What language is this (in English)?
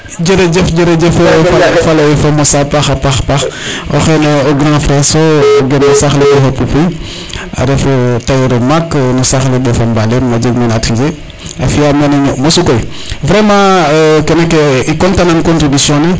Serer